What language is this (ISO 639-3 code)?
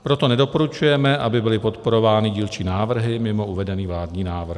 ces